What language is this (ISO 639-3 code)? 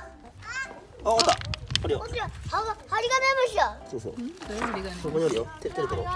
jpn